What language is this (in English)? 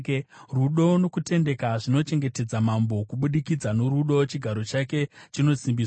Shona